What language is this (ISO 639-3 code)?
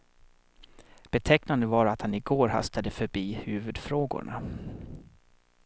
swe